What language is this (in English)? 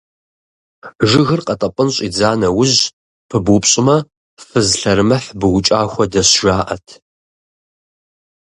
Kabardian